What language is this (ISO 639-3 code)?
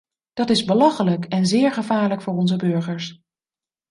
nld